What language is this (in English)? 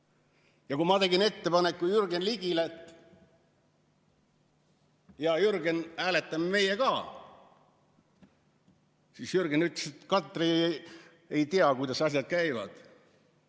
Estonian